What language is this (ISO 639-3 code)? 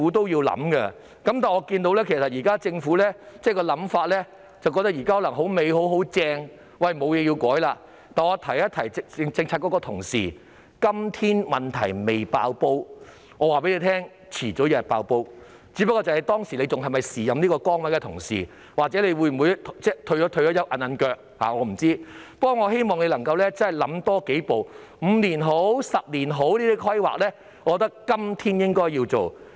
yue